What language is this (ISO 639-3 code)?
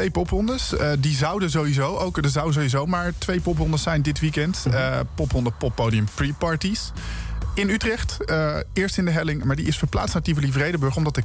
nld